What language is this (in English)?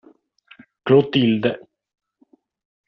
Italian